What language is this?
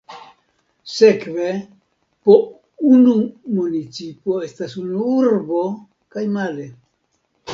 Esperanto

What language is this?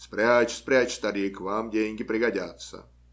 Russian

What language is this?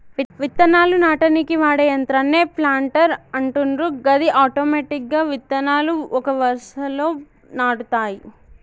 Telugu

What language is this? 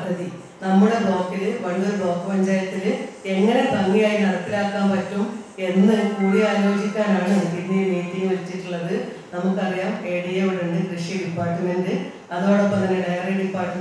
English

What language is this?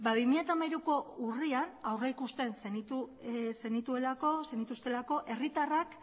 Basque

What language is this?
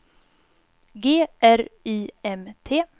Swedish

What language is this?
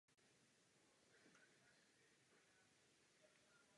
Czech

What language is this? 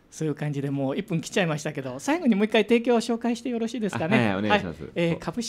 Japanese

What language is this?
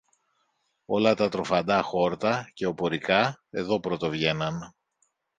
Greek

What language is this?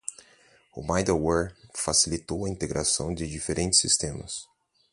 Portuguese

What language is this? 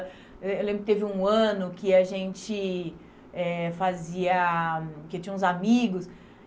Portuguese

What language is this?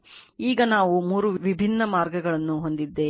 Kannada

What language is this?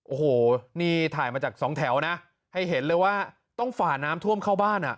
Thai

